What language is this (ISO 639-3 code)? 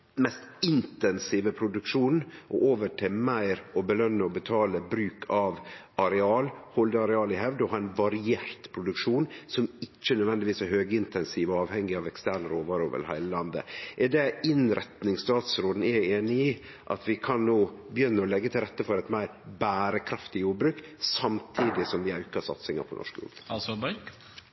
nno